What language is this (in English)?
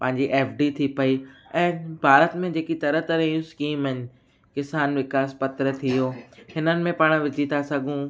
Sindhi